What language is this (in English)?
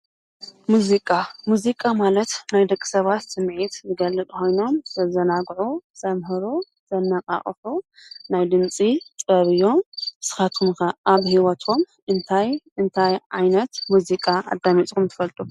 Tigrinya